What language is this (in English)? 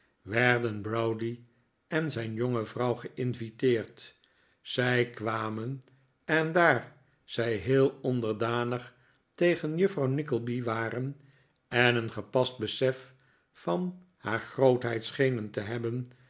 Dutch